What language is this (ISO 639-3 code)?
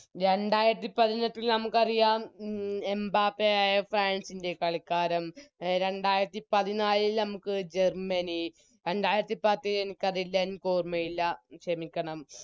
mal